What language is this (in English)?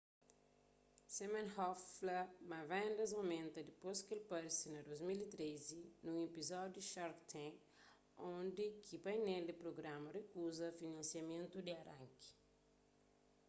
Kabuverdianu